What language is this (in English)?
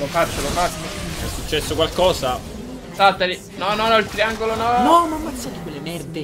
Italian